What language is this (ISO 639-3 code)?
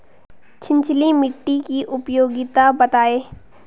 hin